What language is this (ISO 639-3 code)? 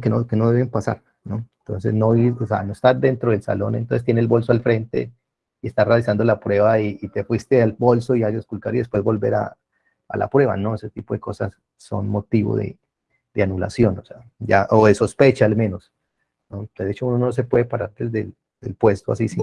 spa